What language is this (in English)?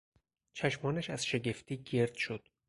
Persian